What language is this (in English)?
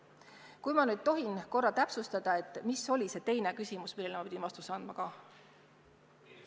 Estonian